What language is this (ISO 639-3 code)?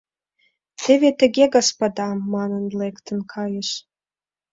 chm